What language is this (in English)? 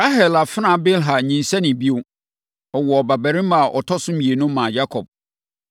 Akan